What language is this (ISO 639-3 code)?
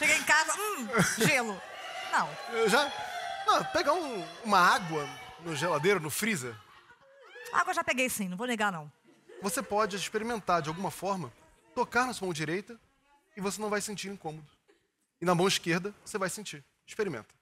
por